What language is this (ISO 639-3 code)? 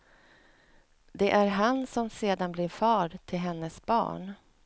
swe